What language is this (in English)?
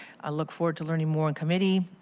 English